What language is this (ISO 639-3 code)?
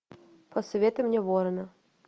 rus